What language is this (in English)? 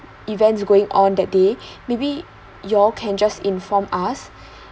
English